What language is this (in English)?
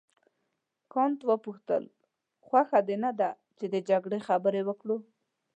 Pashto